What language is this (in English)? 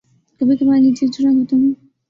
Urdu